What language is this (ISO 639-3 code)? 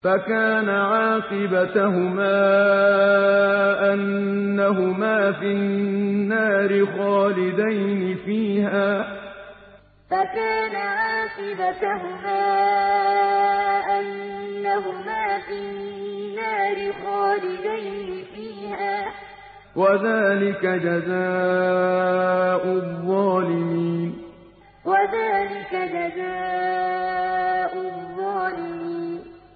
ara